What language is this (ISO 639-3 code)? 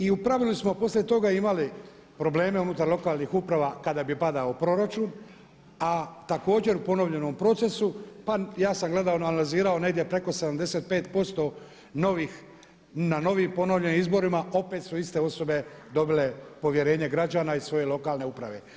hrv